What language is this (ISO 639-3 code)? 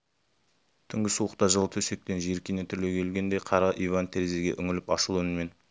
kaz